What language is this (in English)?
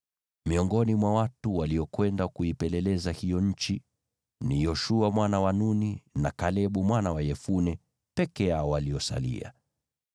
Swahili